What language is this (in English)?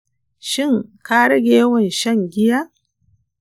Hausa